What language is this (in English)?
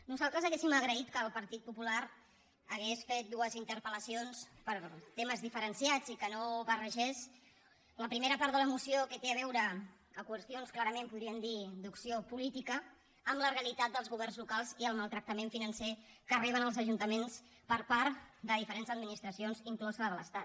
Catalan